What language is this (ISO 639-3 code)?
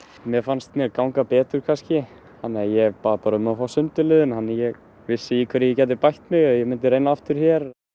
isl